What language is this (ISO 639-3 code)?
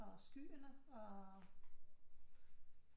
dan